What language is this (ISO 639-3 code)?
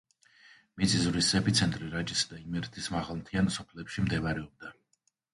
kat